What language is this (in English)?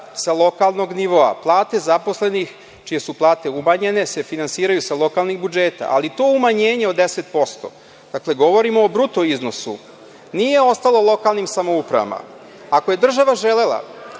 Serbian